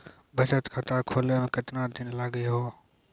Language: Maithili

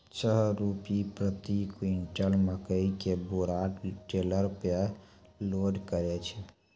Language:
Maithili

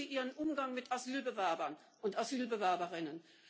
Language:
German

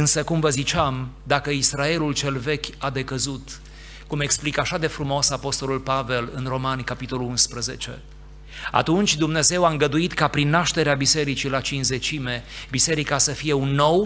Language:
Romanian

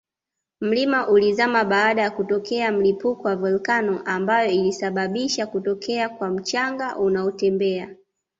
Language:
Swahili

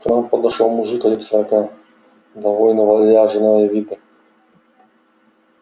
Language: Russian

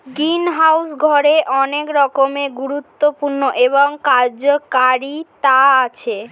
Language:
Bangla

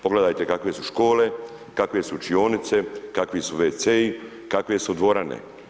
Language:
Croatian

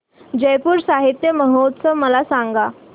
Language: Marathi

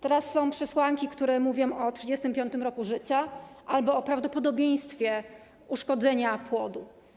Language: Polish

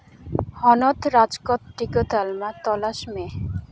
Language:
Santali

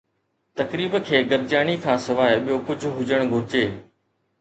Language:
Sindhi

